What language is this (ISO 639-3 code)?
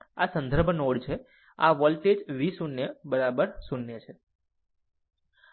guj